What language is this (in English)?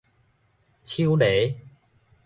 Min Nan Chinese